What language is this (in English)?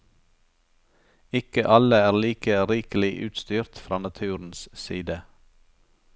Norwegian